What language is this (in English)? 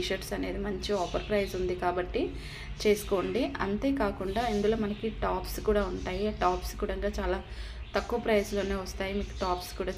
Telugu